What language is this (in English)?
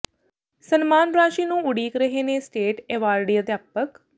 Punjabi